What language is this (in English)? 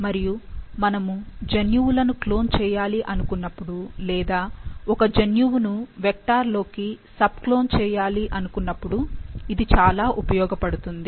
Telugu